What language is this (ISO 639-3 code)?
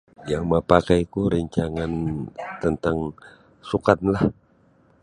bsy